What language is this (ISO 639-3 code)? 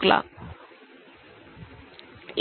mar